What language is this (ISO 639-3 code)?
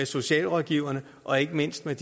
dan